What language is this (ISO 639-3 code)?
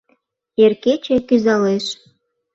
chm